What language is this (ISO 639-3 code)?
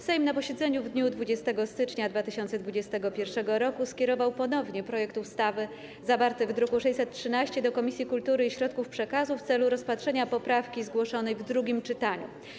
pol